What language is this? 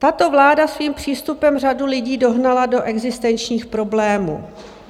Czech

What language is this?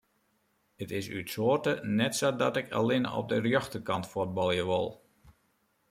Western Frisian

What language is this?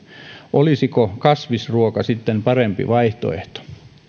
Finnish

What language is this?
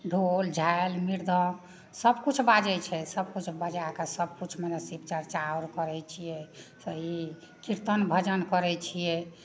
Maithili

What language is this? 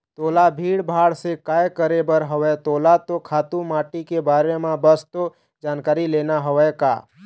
Chhattisgarhi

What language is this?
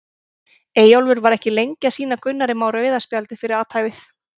Icelandic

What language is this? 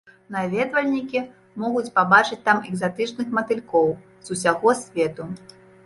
Belarusian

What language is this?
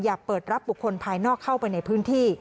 Thai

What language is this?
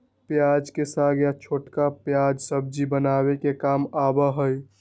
Magahi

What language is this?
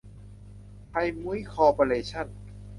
Thai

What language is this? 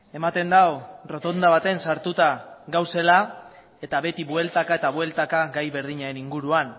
Basque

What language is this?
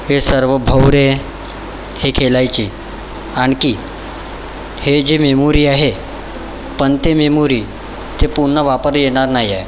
Marathi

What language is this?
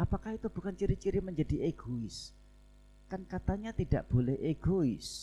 Indonesian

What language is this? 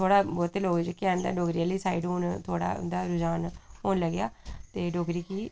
Dogri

